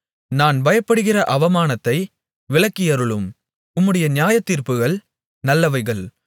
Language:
Tamil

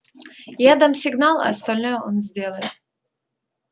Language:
Russian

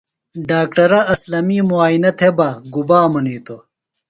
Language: Phalura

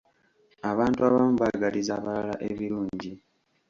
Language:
Ganda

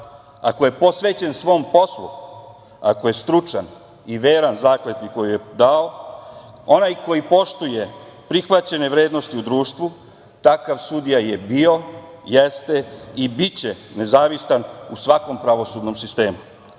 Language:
Serbian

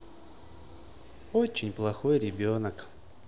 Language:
Russian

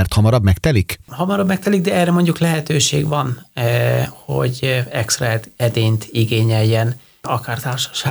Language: Hungarian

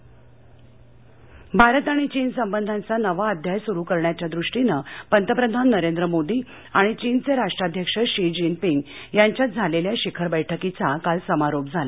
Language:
Marathi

